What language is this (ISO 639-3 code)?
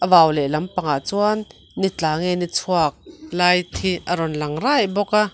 lus